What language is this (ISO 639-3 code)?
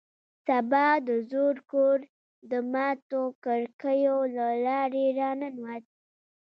pus